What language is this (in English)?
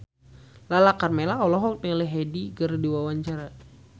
Sundanese